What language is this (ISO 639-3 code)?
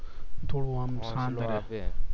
guj